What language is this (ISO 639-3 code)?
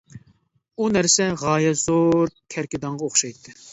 uig